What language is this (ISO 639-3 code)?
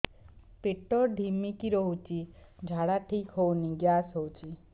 ori